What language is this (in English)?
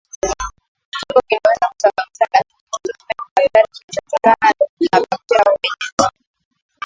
Swahili